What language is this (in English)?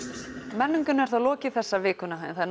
Icelandic